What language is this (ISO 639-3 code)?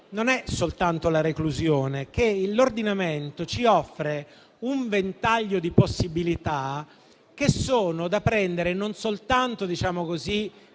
ita